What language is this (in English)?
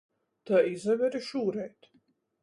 Latgalian